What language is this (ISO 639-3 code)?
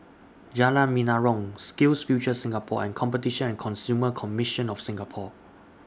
eng